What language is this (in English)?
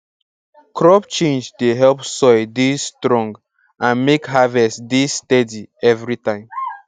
Nigerian Pidgin